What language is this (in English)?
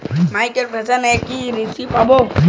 Bangla